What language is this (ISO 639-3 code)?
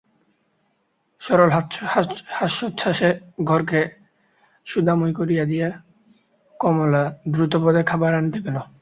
ben